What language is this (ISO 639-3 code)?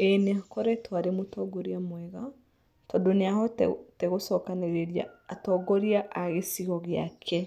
kik